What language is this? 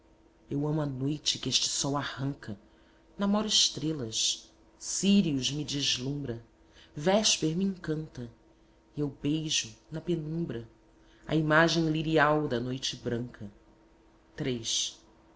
Portuguese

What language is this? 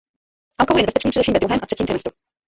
Czech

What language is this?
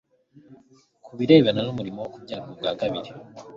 Kinyarwanda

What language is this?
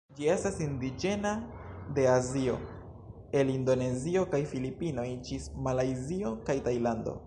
Esperanto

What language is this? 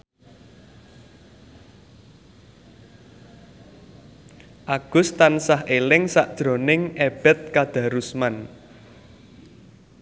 Javanese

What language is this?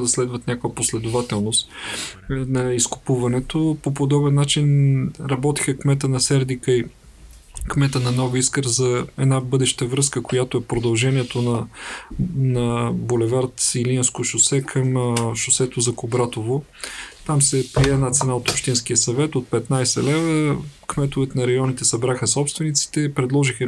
Bulgarian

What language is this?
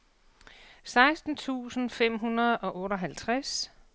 Danish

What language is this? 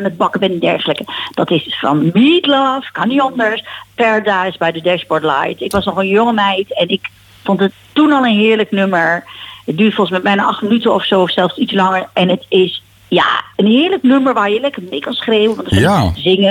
Dutch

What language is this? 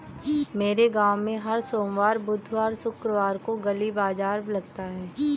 Hindi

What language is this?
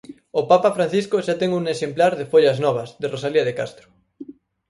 Galician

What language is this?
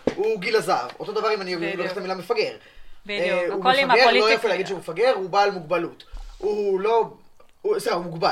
Hebrew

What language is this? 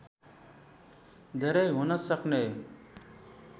Nepali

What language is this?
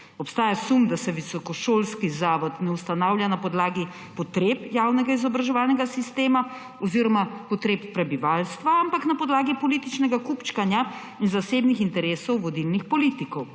Slovenian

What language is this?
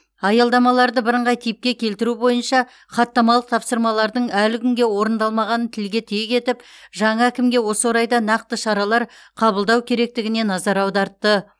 Kazakh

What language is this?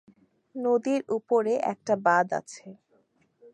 Bangla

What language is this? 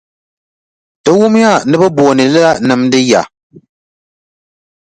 Dagbani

